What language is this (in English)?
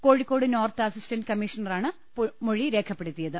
Malayalam